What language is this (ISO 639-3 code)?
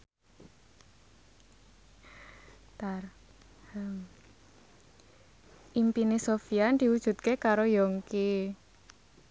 jav